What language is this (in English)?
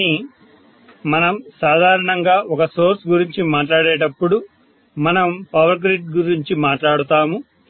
Telugu